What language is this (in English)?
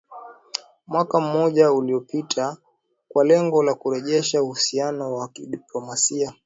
Swahili